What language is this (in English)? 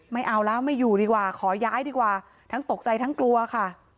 Thai